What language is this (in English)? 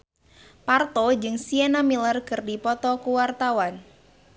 Sundanese